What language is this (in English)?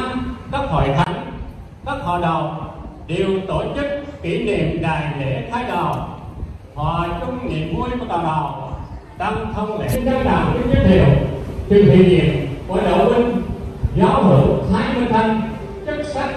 Vietnamese